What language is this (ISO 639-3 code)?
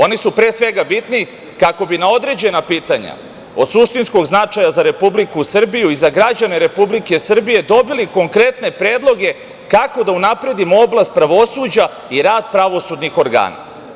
srp